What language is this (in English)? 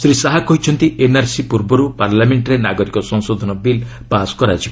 Odia